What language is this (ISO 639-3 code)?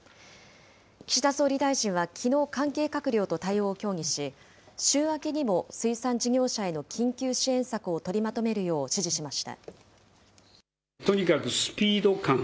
jpn